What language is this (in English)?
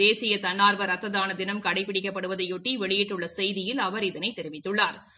Tamil